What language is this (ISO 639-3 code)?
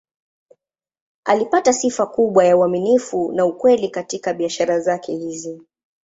swa